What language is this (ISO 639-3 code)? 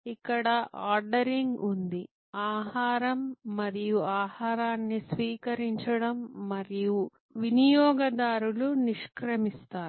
tel